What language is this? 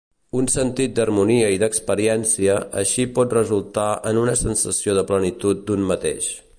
Catalan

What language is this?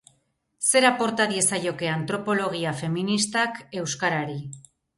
Basque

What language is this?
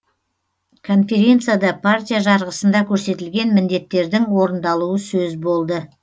Kazakh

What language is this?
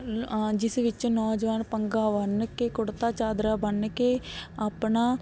Punjabi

